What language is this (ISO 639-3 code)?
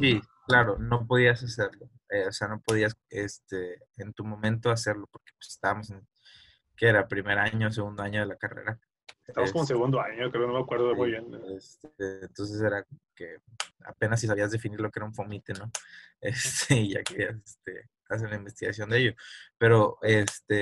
spa